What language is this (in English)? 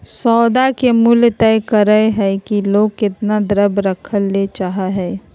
Magahi